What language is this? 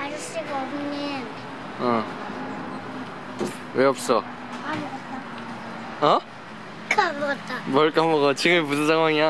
Korean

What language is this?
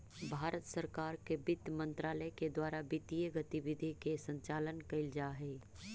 Magahi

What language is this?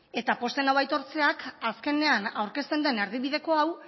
Basque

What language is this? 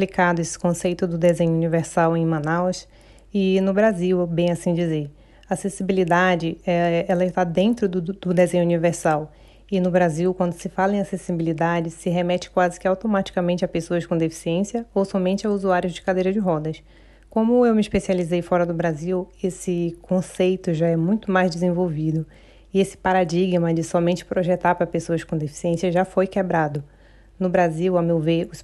Portuguese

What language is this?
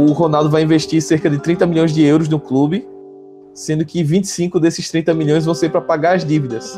Portuguese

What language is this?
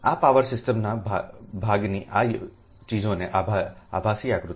Gujarati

